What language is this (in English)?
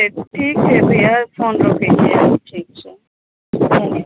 Maithili